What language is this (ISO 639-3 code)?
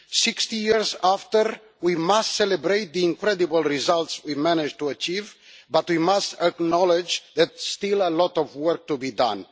eng